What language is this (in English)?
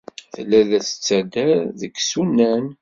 Kabyle